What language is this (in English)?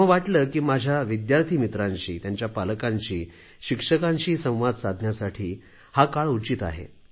Marathi